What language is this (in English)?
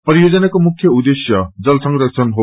Nepali